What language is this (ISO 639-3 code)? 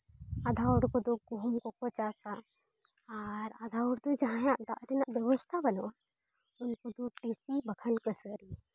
sat